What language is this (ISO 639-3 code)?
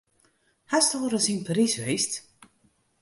fry